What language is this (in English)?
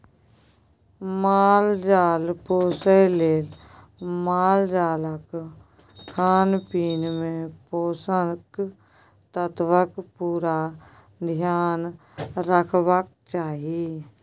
Maithili